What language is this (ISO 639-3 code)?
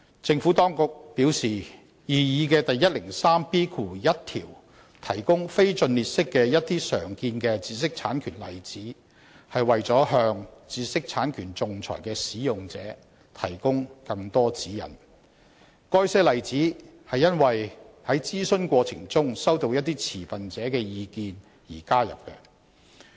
yue